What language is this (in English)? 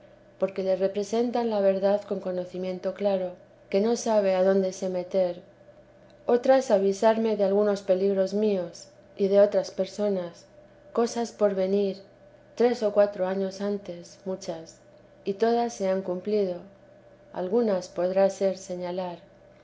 Spanish